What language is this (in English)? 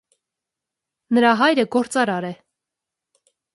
Armenian